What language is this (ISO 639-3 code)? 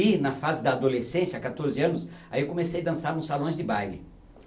por